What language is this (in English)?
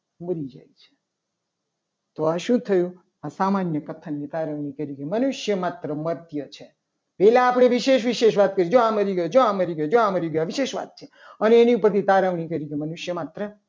Gujarati